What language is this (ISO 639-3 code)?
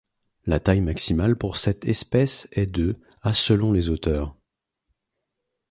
fra